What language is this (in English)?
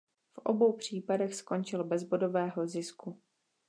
Czech